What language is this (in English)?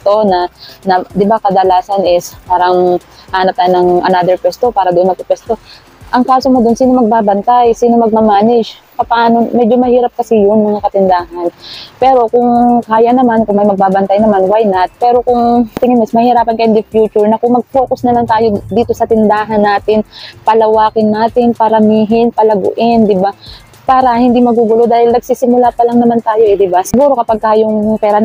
Filipino